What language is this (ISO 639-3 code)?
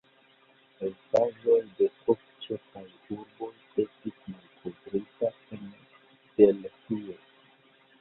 epo